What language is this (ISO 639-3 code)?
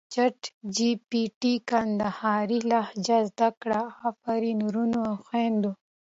pus